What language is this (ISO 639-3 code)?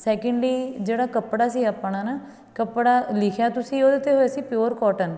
pan